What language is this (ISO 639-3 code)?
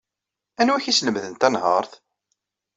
kab